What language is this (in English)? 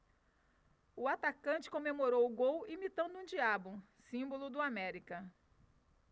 Portuguese